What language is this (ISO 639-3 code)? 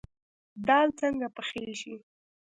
pus